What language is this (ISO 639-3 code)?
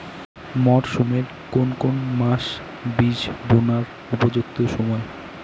ben